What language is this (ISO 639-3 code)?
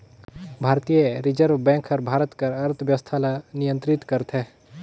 hne